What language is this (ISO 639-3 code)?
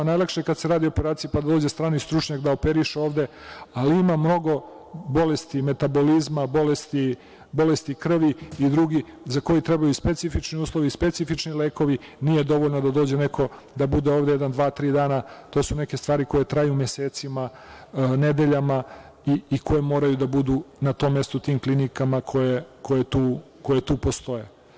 srp